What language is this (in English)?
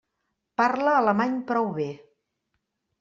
Catalan